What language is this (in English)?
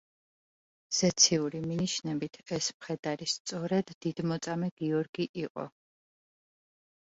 Georgian